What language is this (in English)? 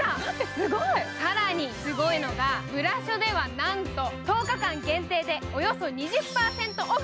Japanese